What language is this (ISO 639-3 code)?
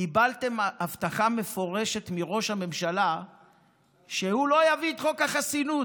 heb